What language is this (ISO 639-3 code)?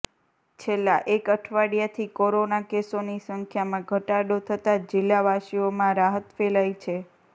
guj